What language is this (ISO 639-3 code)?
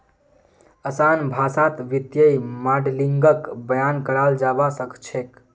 mag